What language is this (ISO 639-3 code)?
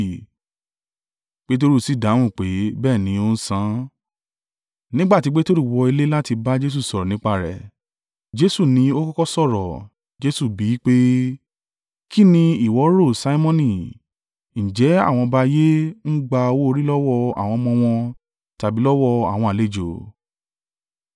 yor